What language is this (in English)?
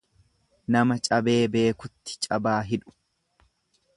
Oromo